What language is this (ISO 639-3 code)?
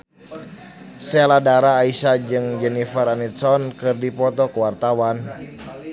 sun